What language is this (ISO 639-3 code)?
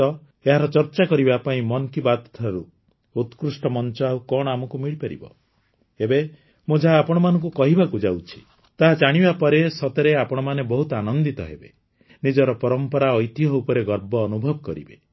ori